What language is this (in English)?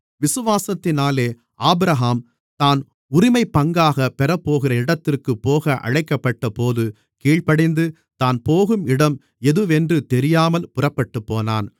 Tamil